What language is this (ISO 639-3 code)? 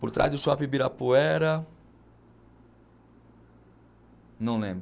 por